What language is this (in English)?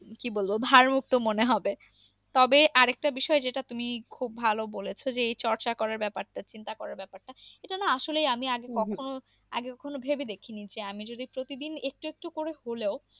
Bangla